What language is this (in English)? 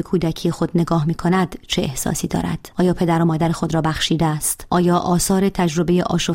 Persian